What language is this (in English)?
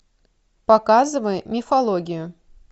Russian